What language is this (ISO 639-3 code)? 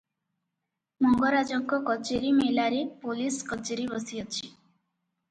ori